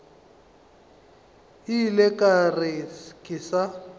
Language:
Northern Sotho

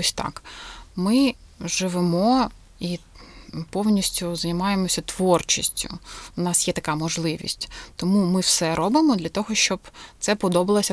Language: Ukrainian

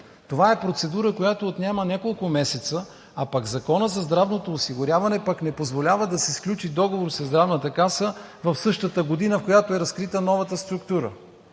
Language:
Bulgarian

